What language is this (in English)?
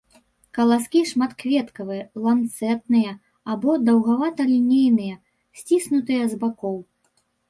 Belarusian